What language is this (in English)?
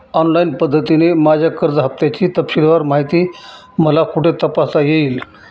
Marathi